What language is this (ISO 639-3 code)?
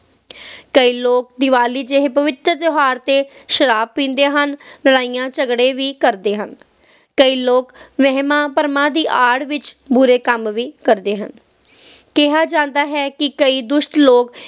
pan